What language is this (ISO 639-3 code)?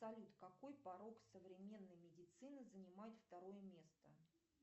rus